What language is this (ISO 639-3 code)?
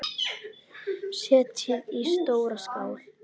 isl